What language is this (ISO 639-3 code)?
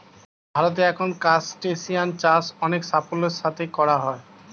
ben